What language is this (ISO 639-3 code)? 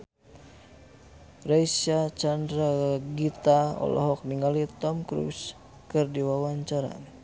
sun